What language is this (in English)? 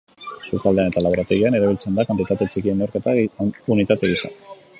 Basque